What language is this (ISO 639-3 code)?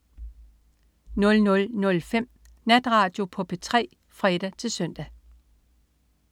dan